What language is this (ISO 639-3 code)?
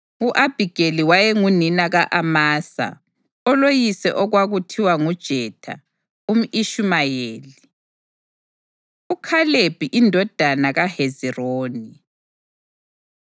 nde